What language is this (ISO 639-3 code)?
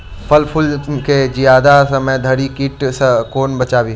mai